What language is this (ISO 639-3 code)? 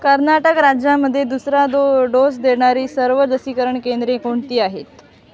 mar